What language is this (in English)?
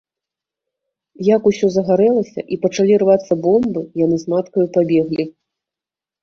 Belarusian